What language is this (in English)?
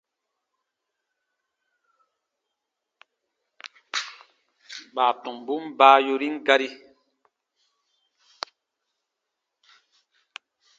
Baatonum